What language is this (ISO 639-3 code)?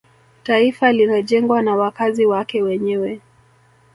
swa